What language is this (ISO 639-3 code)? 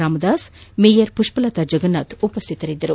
kan